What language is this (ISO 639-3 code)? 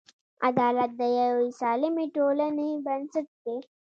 pus